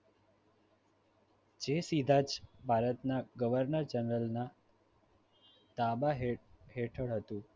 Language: Gujarati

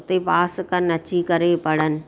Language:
Sindhi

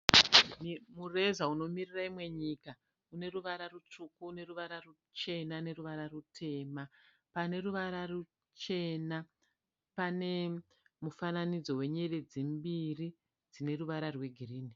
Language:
Shona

